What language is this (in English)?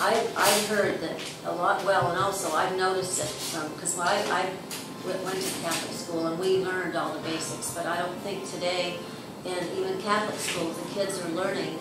English